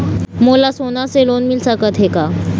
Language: Chhattisgarhi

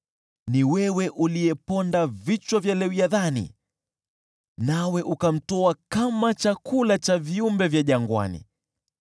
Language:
Swahili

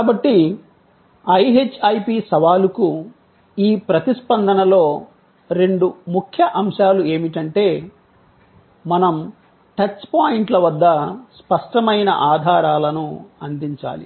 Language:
Telugu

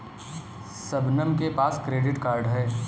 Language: Hindi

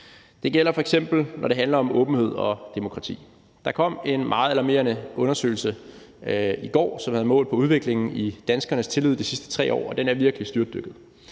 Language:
Danish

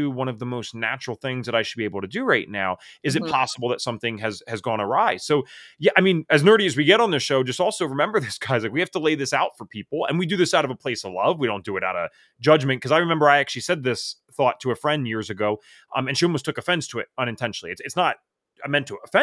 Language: English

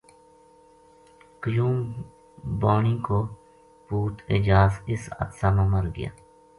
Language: Gujari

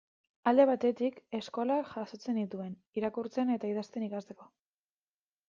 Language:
Basque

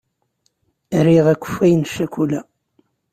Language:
Kabyle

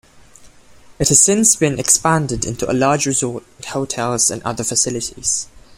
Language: English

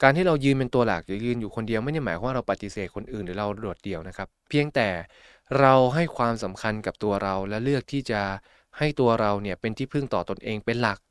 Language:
Thai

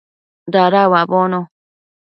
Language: Matsés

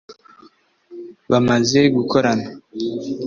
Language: Kinyarwanda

